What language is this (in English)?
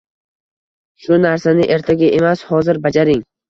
Uzbek